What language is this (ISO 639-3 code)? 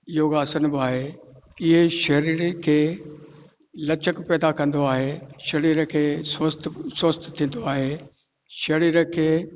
snd